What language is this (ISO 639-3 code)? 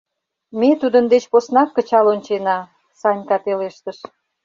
chm